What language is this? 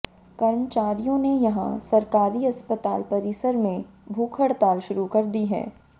Hindi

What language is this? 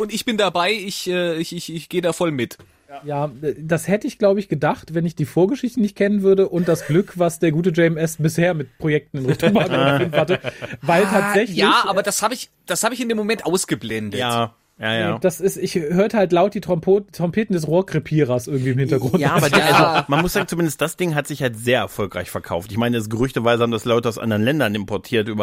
German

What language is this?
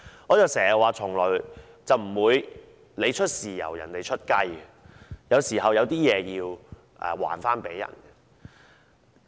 Cantonese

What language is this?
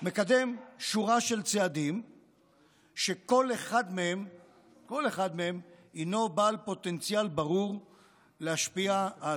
Hebrew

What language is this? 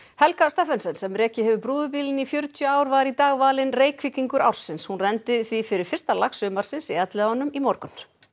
Icelandic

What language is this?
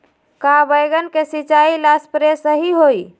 Magahi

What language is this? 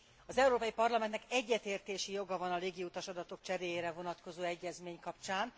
Hungarian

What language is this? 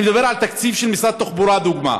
Hebrew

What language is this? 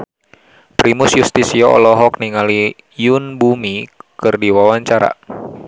Sundanese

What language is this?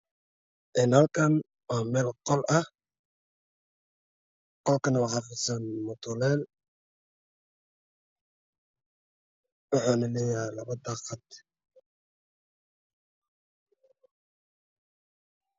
Somali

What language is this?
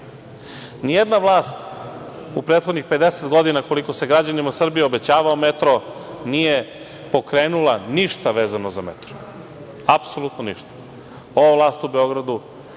Serbian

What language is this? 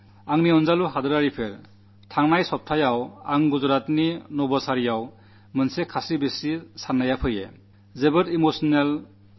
Malayalam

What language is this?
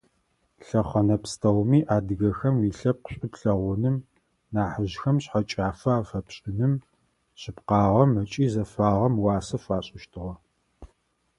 Adyghe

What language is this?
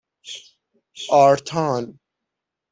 Persian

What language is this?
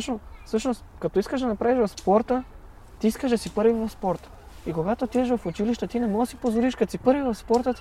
Bulgarian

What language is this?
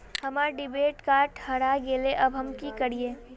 Magahi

